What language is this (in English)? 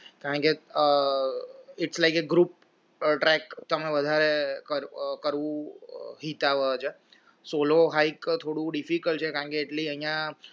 Gujarati